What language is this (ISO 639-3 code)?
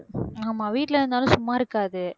tam